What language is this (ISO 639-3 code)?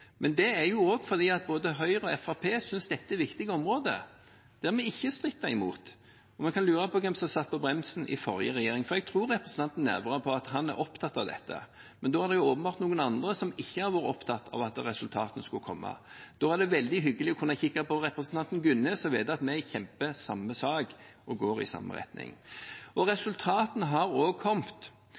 nob